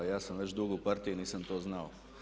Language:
Croatian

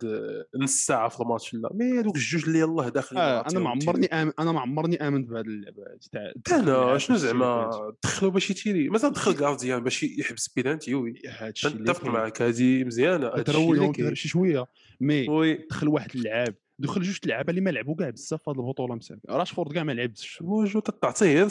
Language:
Arabic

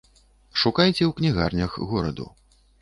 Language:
Belarusian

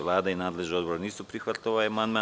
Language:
Serbian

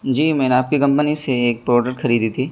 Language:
Urdu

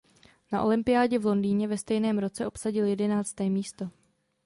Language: Czech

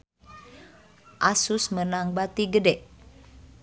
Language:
Sundanese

